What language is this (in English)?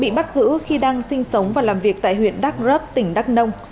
Vietnamese